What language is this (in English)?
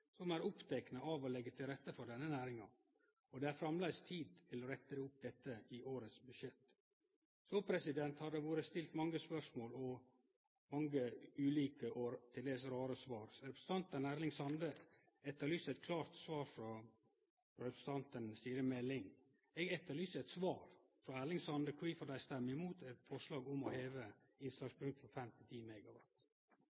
Norwegian Nynorsk